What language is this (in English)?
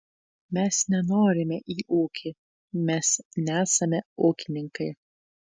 Lithuanian